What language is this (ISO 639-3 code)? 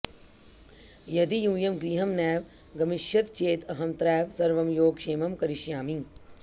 san